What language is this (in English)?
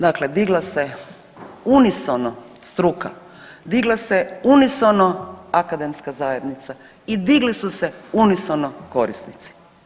Croatian